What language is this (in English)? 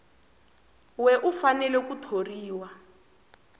Tsonga